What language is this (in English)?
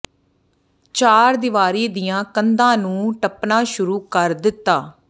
Punjabi